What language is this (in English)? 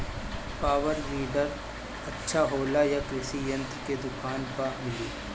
Bhojpuri